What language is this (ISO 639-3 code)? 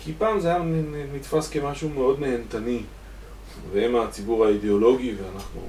heb